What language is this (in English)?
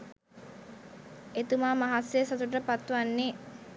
Sinhala